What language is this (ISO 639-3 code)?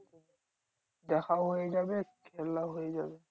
ben